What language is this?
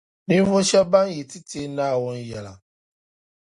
Dagbani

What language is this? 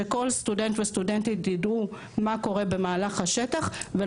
Hebrew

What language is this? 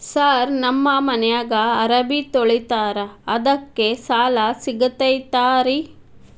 Kannada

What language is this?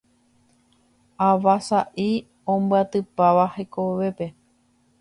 Guarani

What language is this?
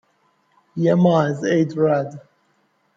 Persian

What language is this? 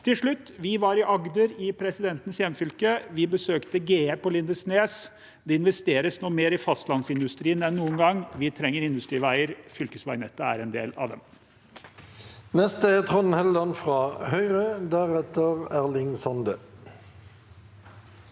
Norwegian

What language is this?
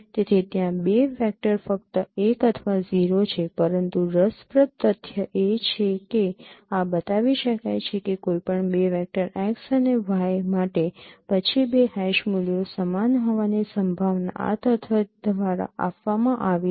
Gujarati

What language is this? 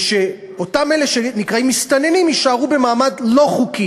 Hebrew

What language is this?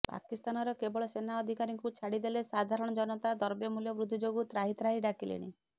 Odia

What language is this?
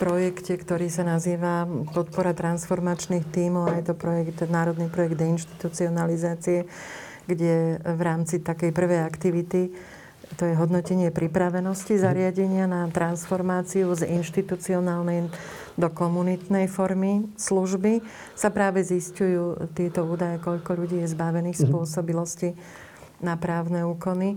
Slovak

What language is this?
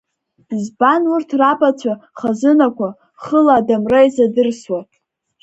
Abkhazian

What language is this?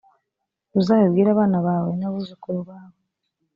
Kinyarwanda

